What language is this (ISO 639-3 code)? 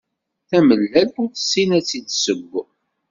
kab